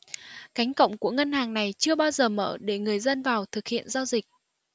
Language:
Vietnamese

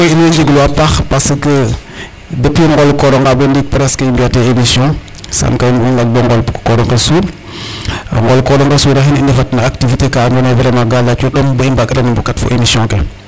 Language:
Serer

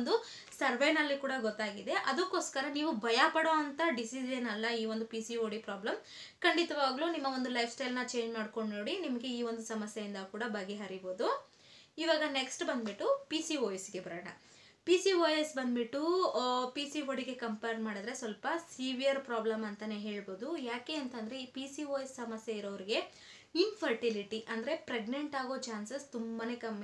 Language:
Indonesian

